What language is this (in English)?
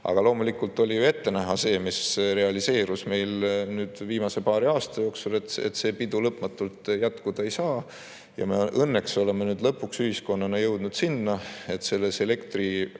Estonian